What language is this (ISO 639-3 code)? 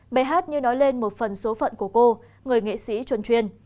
vie